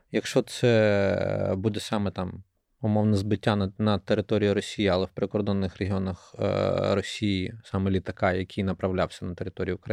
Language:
Ukrainian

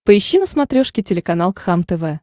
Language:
Russian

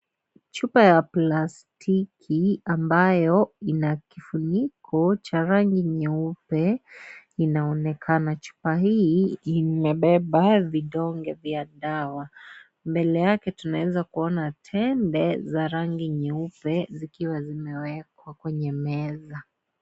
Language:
Swahili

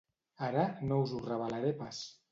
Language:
Catalan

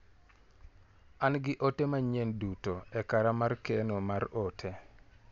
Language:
Luo (Kenya and Tanzania)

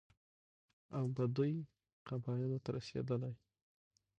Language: Pashto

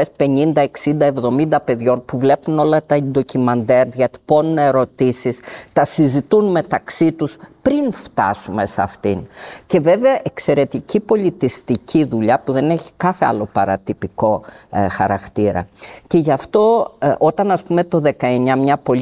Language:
Greek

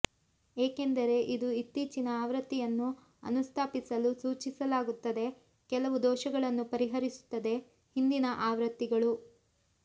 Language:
Kannada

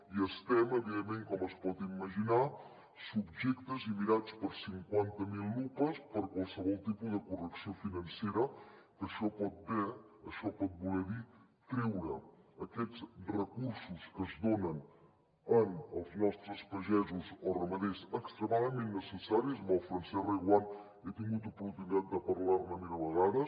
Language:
Catalan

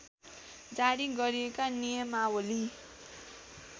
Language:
Nepali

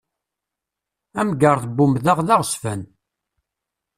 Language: Kabyle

